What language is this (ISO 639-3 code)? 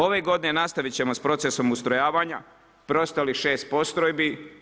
hrv